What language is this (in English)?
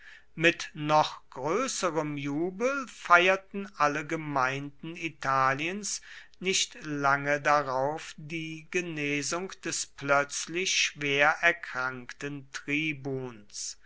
German